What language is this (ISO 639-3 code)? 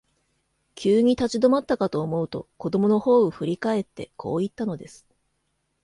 jpn